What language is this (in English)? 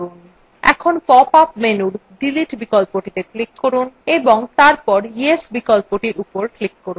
Bangla